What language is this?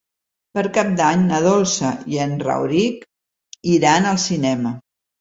Catalan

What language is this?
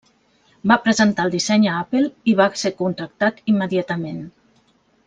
Catalan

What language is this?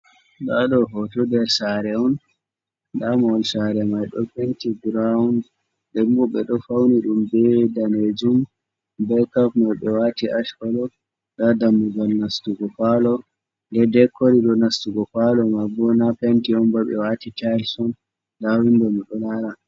Fula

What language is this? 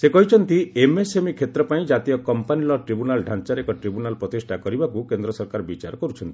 Odia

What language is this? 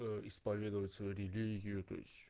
Russian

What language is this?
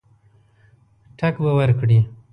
Pashto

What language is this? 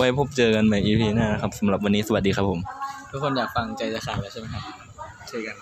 Thai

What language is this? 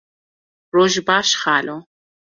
Kurdish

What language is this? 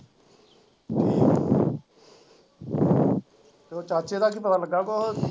Punjabi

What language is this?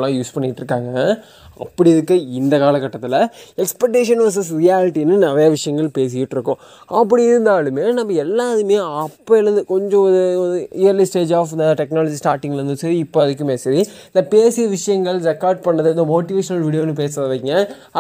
Tamil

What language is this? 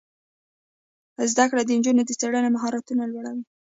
Pashto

